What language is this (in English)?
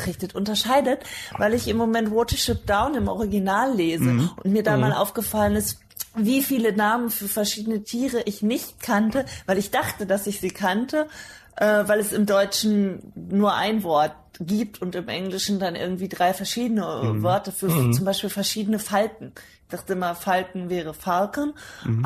German